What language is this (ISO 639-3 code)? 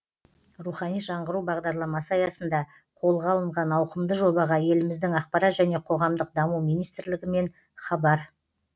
kaz